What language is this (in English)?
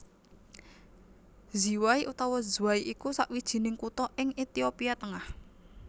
Javanese